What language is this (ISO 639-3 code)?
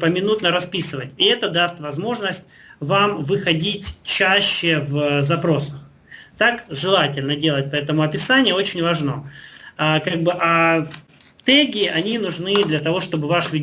rus